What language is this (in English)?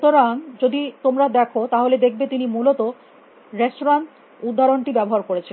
Bangla